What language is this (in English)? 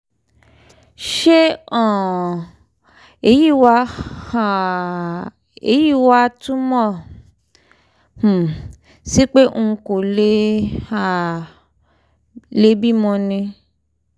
Yoruba